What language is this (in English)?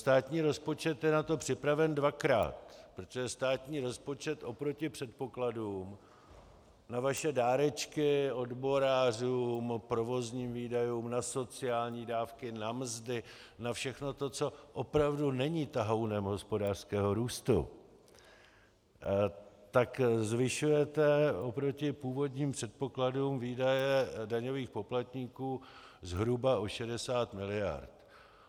Czech